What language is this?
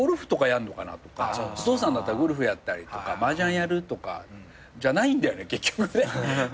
Japanese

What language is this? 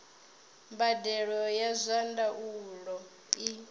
Venda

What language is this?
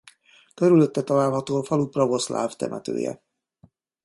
Hungarian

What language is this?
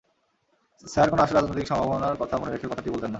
Bangla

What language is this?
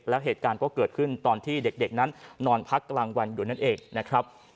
Thai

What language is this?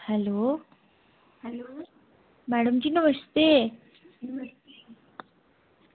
Dogri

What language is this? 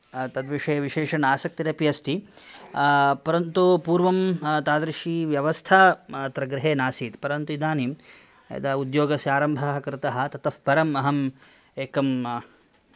Sanskrit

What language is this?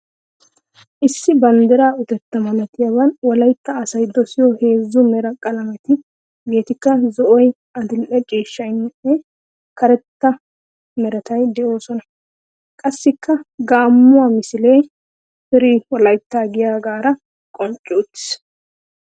Wolaytta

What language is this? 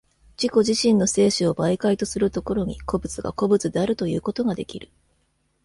Japanese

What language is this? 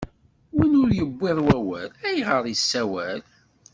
Kabyle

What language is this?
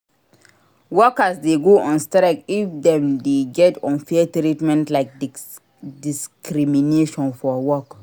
Nigerian Pidgin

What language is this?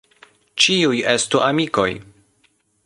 Esperanto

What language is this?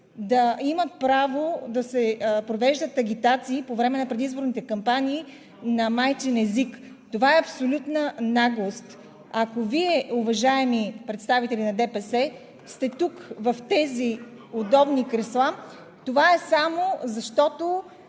Bulgarian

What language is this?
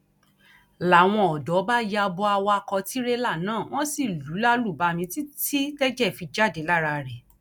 Yoruba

